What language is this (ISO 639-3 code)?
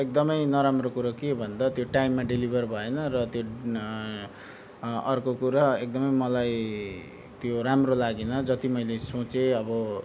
nep